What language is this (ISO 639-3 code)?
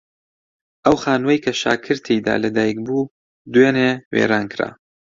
ckb